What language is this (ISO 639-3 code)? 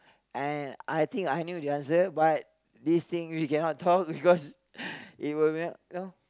eng